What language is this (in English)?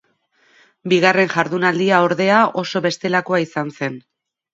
Basque